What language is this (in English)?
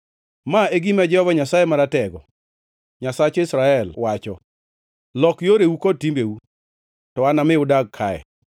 Luo (Kenya and Tanzania)